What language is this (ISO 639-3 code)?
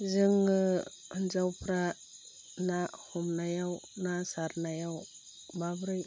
brx